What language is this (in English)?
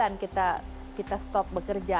Indonesian